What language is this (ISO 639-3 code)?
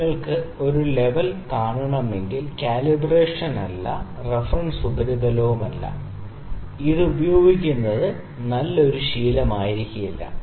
mal